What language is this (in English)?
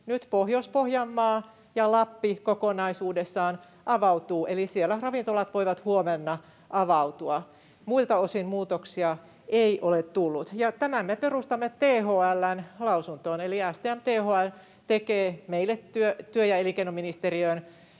Finnish